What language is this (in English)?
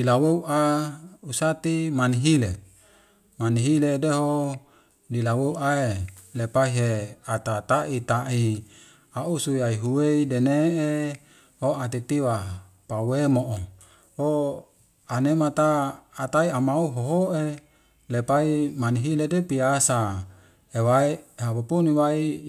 Wemale